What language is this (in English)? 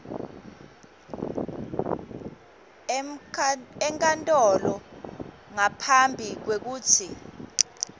Swati